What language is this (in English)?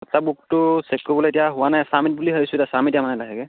Assamese